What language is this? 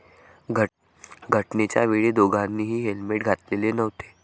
Marathi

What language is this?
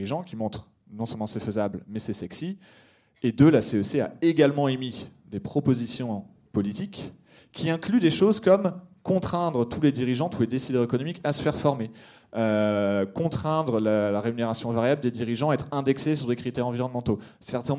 French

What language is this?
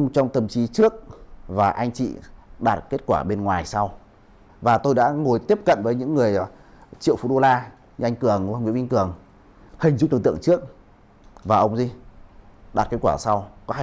Vietnamese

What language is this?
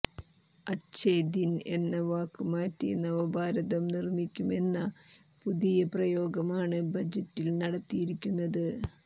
Malayalam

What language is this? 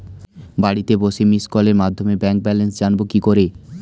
Bangla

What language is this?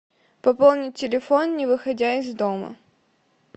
Russian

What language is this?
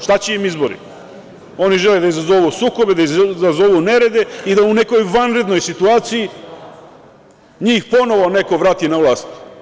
Serbian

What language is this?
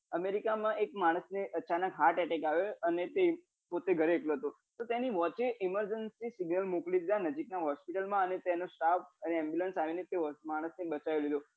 Gujarati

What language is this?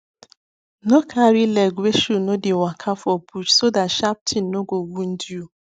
Nigerian Pidgin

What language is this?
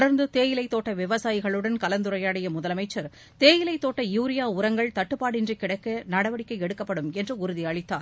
Tamil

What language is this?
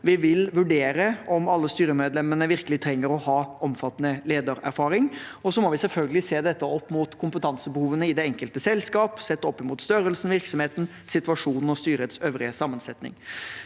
Norwegian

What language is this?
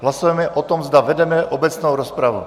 Czech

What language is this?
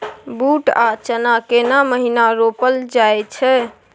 Maithili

